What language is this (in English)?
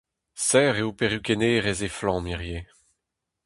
Breton